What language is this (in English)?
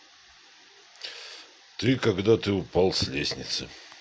Russian